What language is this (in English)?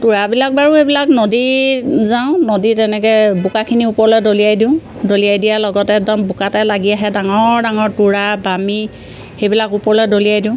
Assamese